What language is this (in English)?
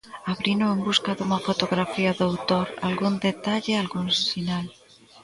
Galician